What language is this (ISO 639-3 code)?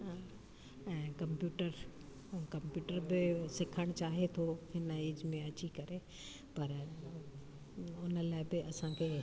snd